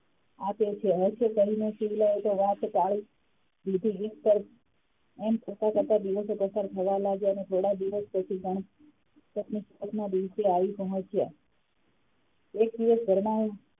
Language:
Gujarati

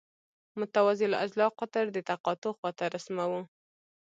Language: Pashto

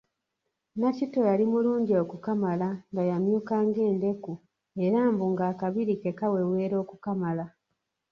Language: Ganda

